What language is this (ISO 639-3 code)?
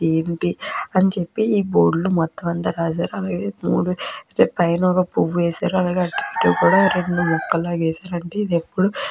tel